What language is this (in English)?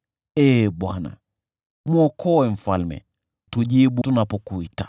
Swahili